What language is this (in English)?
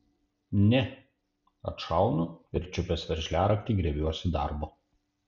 Lithuanian